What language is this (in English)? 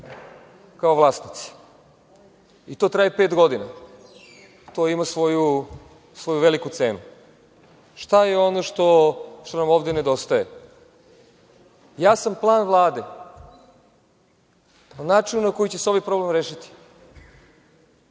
Serbian